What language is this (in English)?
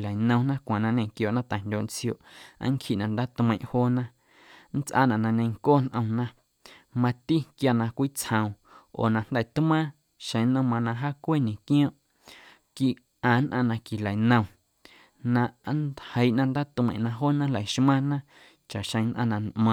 Guerrero Amuzgo